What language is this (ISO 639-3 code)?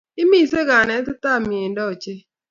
kln